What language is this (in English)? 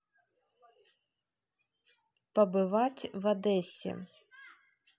Russian